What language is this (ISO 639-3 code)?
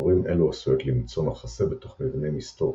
heb